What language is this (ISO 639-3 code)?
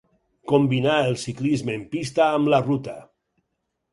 cat